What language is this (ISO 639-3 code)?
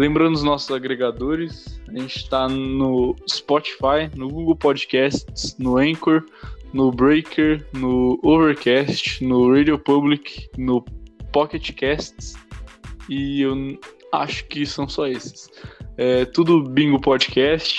por